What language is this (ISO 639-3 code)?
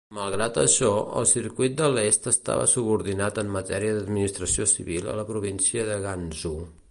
cat